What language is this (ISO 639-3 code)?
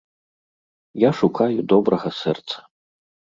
bel